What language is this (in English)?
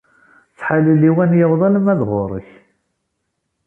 Kabyle